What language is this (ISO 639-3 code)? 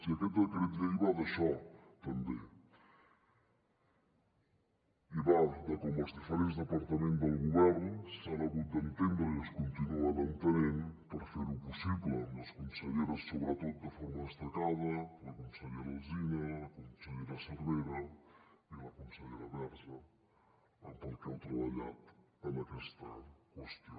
cat